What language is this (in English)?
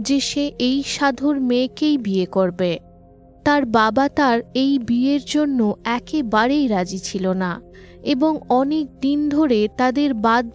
Bangla